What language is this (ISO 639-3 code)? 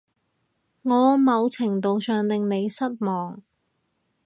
yue